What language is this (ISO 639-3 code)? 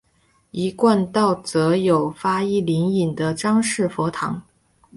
zho